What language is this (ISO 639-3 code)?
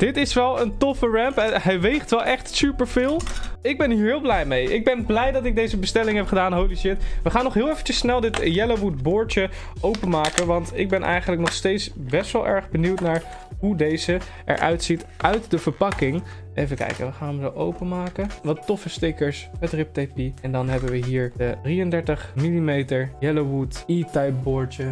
nld